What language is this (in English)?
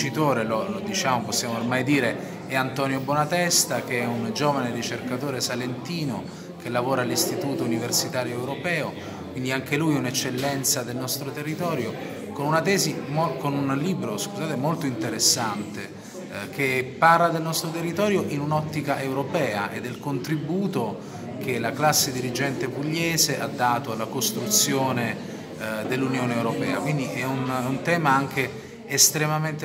Italian